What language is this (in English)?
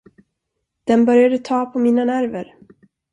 Swedish